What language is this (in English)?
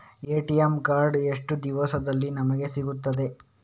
Kannada